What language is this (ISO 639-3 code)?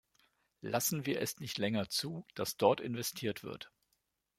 deu